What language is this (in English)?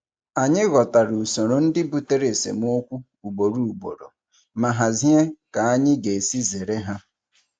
Igbo